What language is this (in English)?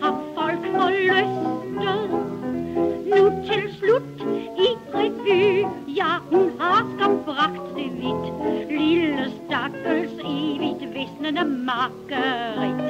Danish